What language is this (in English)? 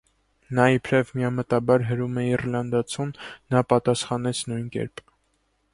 Armenian